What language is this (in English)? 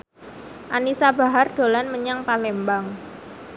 Javanese